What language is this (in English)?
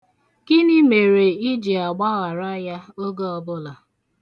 Igbo